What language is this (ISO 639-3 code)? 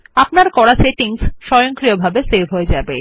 ben